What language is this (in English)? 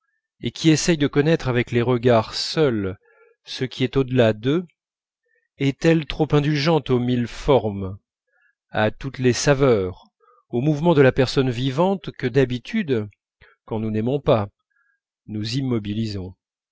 French